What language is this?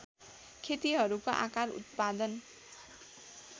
Nepali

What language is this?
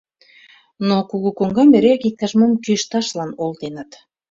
Mari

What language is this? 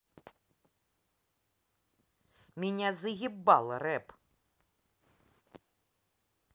Russian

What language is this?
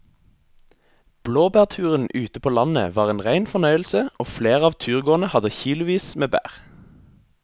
Norwegian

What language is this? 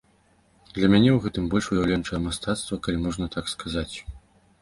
Belarusian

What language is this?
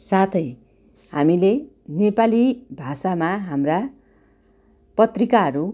Nepali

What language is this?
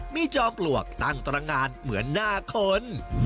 Thai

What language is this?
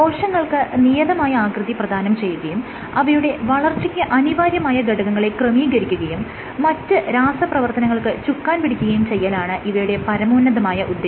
Malayalam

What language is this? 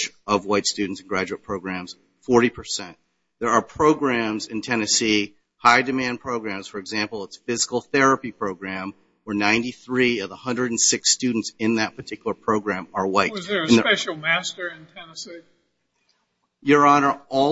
English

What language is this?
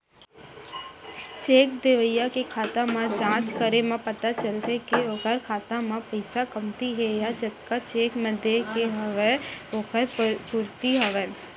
Chhattisgarhi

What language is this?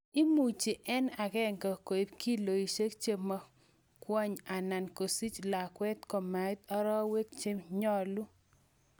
Kalenjin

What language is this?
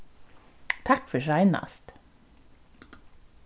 Faroese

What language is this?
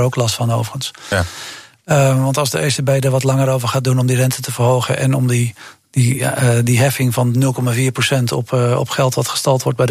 Dutch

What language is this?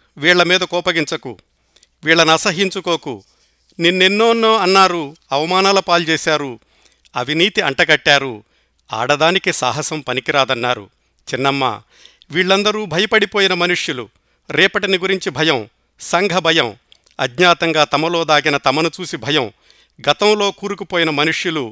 Telugu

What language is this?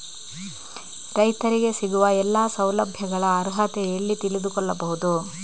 Kannada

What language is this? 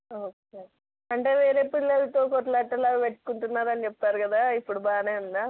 Telugu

